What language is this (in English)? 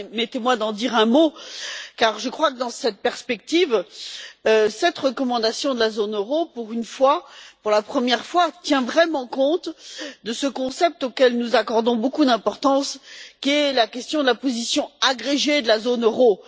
French